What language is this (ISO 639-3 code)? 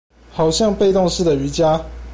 zho